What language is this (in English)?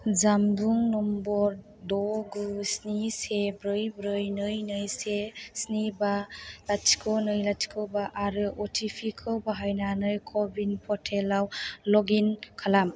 Bodo